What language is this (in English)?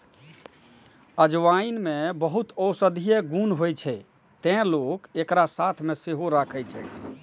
Maithili